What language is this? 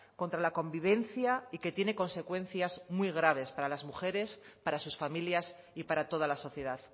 Spanish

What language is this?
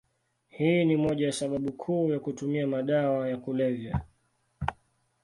Swahili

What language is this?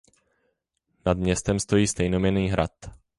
Czech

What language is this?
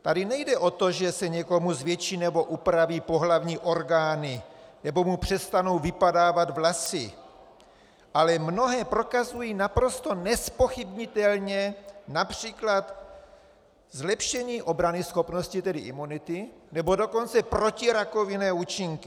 Czech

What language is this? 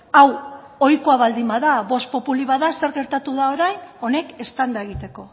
Basque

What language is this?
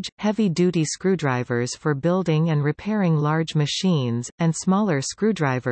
English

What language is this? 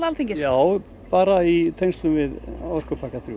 Icelandic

